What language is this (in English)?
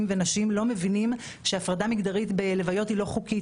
Hebrew